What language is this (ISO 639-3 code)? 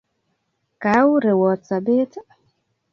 kln